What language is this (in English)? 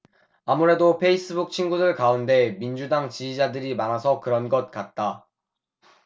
Korean